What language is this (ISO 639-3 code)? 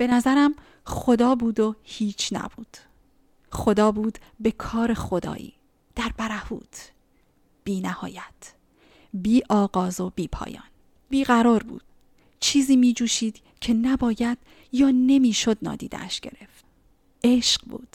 fas